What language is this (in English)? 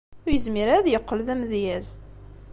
Kabyle